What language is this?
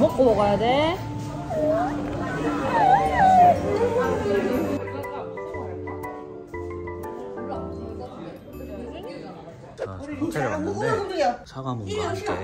Korean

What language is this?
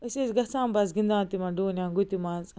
Kashmiri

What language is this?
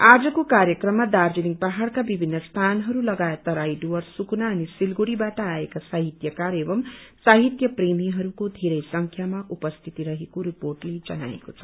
Nepali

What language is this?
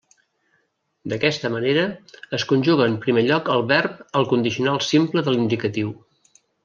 Catalan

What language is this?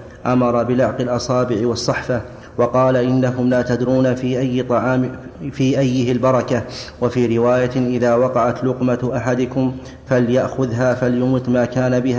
Arabic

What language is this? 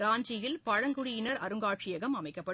Tamil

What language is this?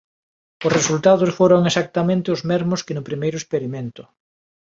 Galician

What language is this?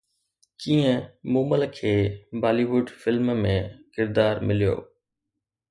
Sindhi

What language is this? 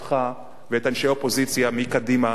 Hebrew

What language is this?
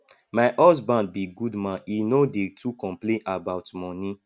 Nigerian Pidgin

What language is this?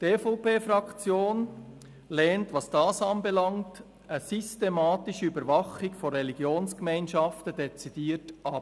Swiss German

